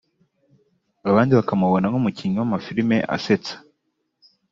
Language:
Kinyarwanda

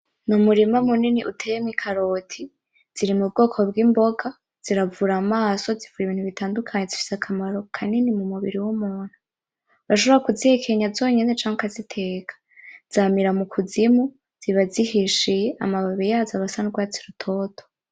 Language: Rundi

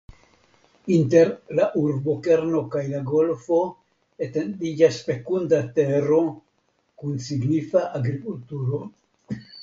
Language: Esperanto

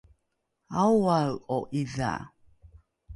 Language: Rukai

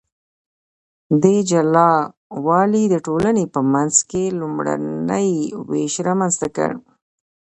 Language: Pashto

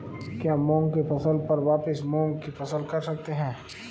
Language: Hindi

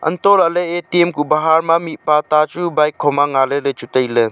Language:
Wancho Naga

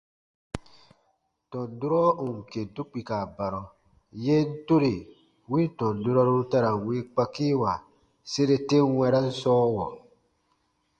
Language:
Baatonum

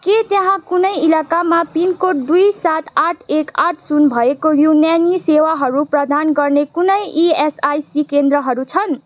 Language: Nepali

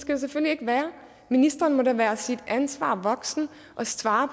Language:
Danish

